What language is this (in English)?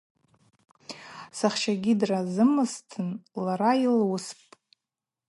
Abaza